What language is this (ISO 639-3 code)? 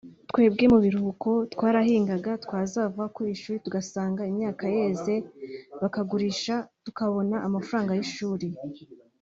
kin